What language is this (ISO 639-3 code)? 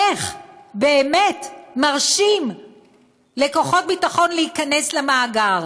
heb